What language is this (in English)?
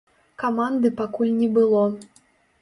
Belarusian